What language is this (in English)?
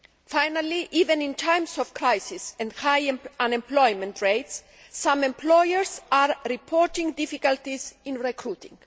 English